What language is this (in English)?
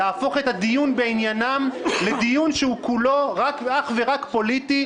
Hebrew